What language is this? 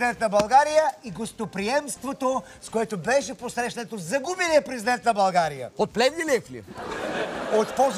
Bulgarian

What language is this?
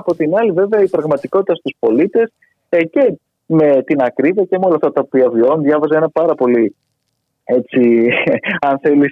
Greek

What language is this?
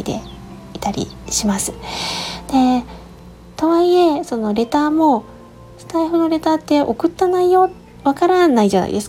Japanese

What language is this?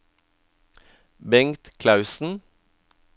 Norwegian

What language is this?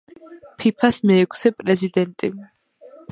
Georgian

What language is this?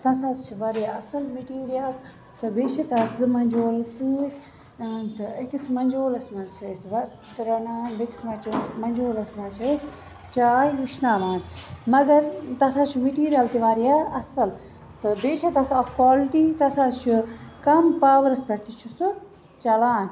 Kashmiri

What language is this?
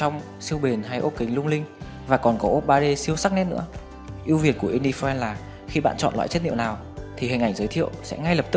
Vietnamese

